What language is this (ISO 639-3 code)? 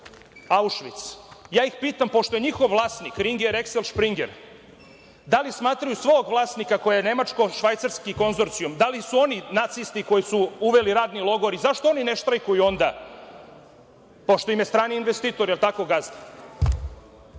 srp